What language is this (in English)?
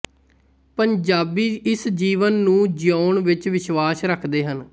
Punjabi